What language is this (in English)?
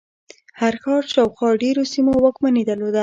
Pashto